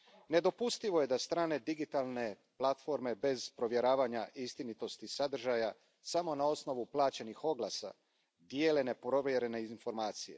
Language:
Croatian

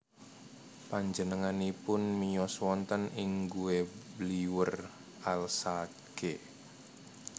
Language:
Javanese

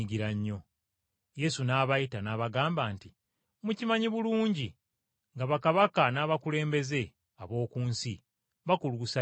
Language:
Ganda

